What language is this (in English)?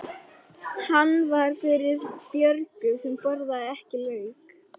Icelandic